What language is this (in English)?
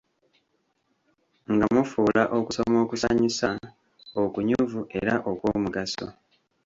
Ganda